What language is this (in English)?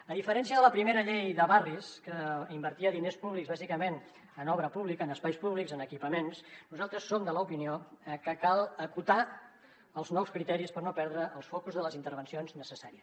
Catalan